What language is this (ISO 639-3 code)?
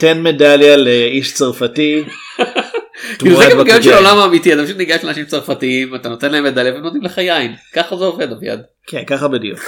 heb